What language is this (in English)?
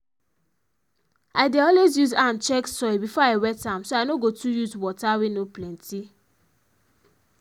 Nigerian Pidgin